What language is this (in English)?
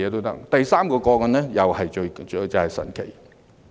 Cantonese